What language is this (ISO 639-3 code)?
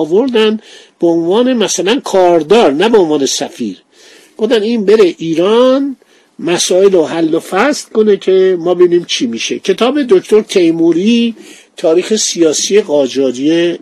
fas